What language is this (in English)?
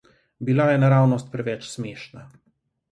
Slovenian